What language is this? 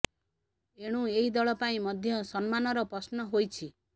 Odia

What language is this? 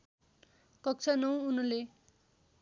Nepali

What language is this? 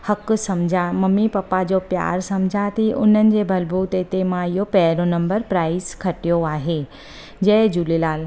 Sindhi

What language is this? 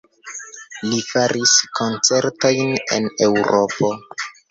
Esperanto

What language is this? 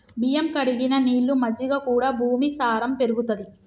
Telugu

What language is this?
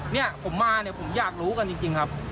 Thai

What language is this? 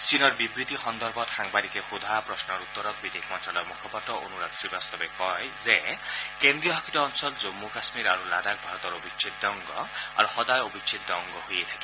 Assamese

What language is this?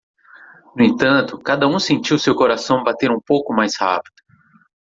Portuguese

